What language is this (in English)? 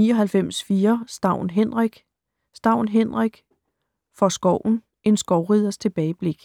Danish